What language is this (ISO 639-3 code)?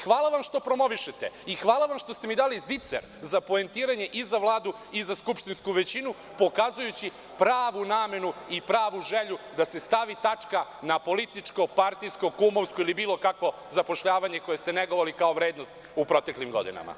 srp